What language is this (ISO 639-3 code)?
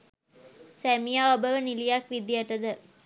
sin